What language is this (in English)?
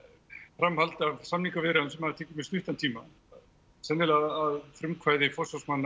Icelandic